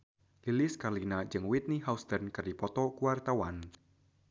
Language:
Sundanese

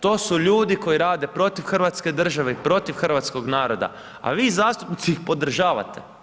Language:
Croatian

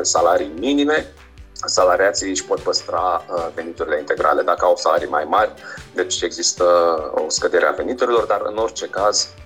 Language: Romanian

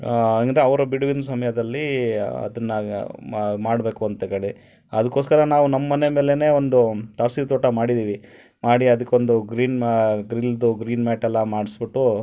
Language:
Kannada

